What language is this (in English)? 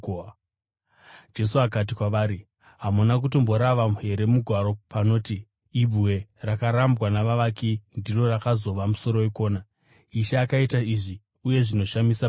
Shona